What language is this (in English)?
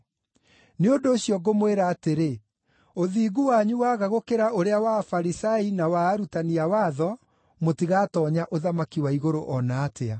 Kikuyu